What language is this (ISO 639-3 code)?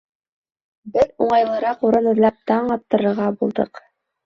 bak